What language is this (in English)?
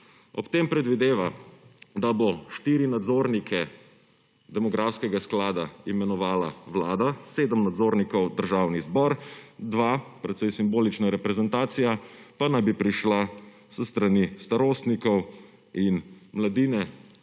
Slovenian